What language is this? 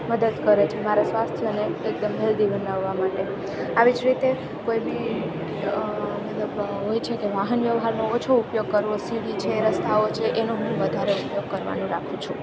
Gujarati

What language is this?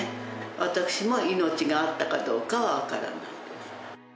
Japanese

